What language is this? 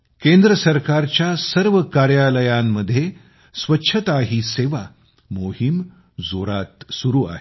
Marathi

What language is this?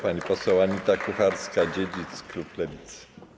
Polish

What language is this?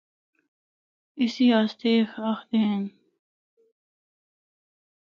Northern Hindko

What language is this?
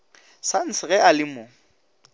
Northern Sotho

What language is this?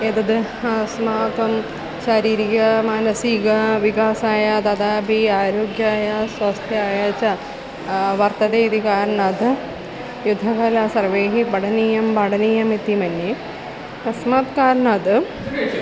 Sanskrit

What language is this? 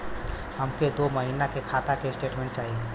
Bhojpuri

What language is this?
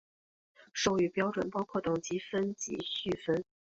Chinese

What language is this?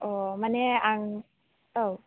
Bodo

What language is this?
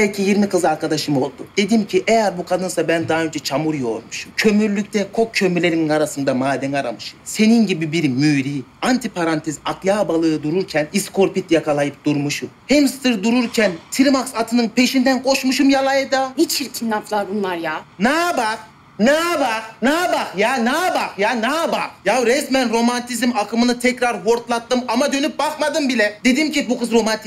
Turkish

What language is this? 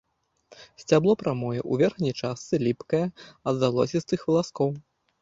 Belarusian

